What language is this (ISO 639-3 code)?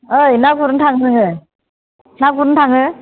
brx